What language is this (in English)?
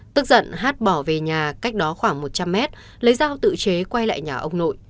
Vietnamese